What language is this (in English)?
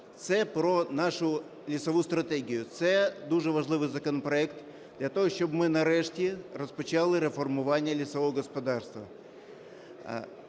Ukrainian